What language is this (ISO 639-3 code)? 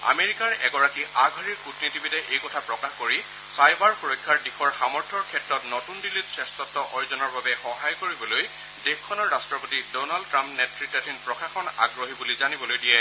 asm